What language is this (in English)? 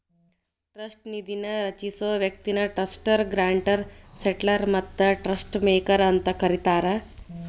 Kannada